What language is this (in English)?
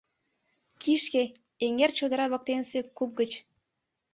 Mari